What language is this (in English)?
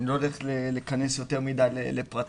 Hebrew